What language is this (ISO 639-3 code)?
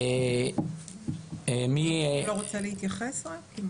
heb